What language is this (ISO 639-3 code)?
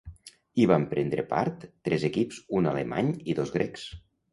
cat